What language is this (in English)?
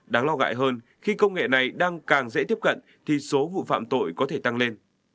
Vietnamese